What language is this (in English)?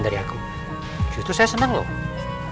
Indonesian